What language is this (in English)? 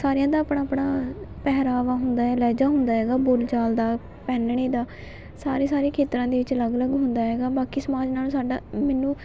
Punjabi